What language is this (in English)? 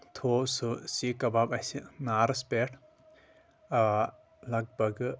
Kashmiri